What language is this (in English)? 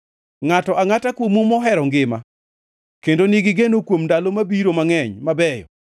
Luo (Kenya and Tanzania)